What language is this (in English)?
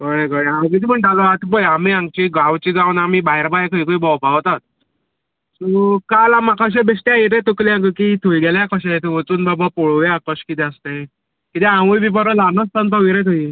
Konkani